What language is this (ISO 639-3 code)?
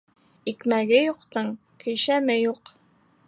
bak